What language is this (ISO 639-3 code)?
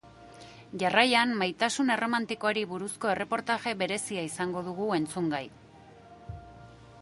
eus